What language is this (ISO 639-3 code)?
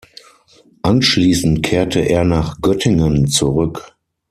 deu